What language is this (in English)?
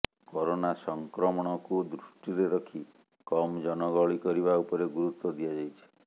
Odia